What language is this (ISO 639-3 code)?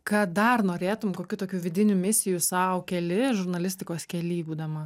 lit